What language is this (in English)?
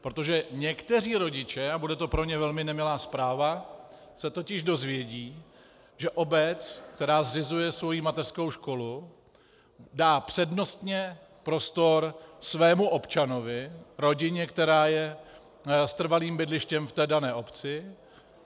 Czech